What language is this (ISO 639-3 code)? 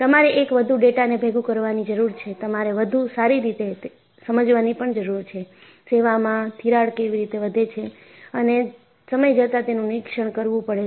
guj